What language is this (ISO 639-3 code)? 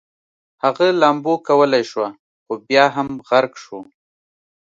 pus